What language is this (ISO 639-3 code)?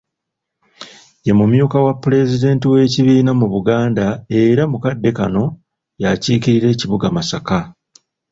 lug